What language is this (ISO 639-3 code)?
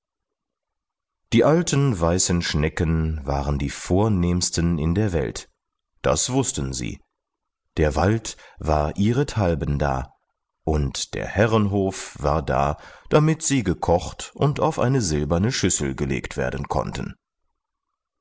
deu